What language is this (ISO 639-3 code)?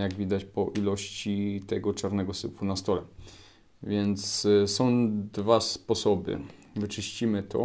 pol